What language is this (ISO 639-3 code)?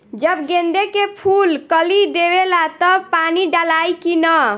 bho